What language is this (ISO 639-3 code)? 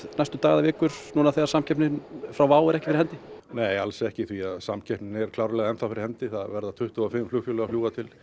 isl